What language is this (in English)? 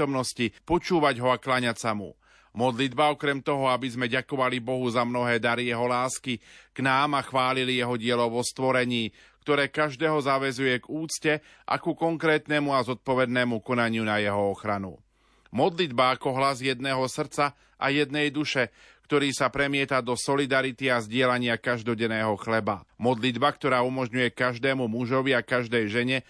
Slovak